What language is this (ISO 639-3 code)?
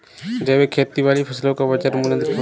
hin